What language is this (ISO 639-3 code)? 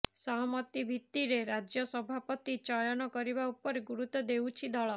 ori